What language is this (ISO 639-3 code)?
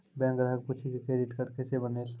mai